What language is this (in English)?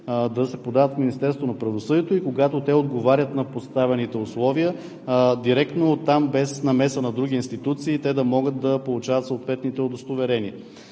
Bulgarian